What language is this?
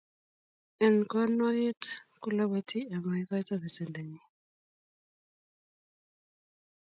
Kalenjin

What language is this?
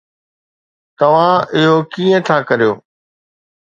Sindhi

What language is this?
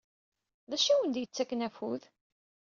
Kabyle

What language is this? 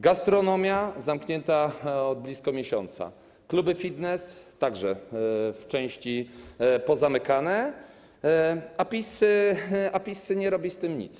Polish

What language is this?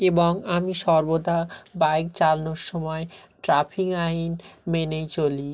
Bangla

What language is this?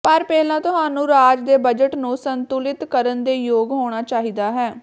Punjabi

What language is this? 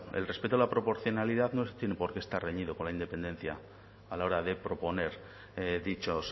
Spanish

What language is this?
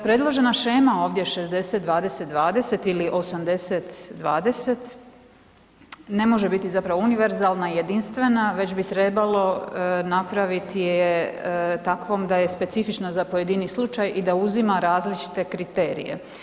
Croatian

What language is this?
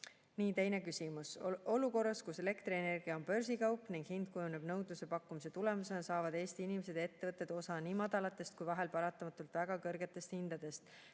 Estonian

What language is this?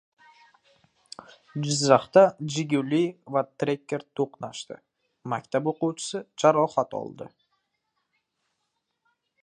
Uzbek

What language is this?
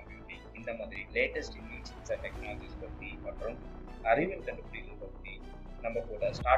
Tamil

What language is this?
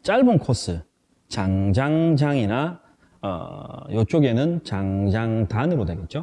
Korean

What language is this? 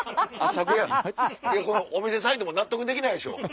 Japanese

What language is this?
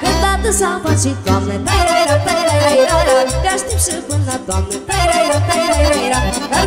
Romanian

